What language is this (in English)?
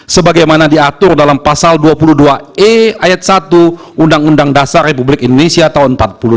Indonesian